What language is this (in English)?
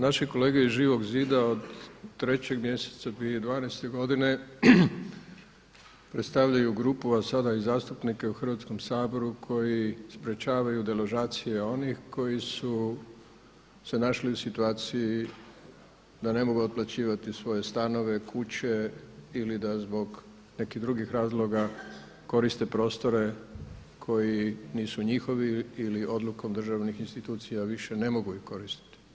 Croatian